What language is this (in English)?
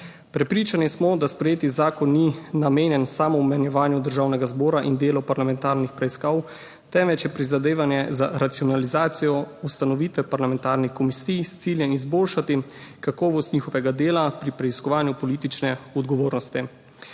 Slovenian